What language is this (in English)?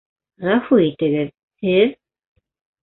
Bashkir